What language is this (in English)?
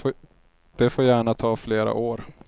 Swedish